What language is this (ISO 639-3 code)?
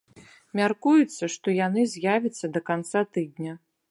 bel